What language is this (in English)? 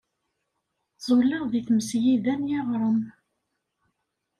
Kabyle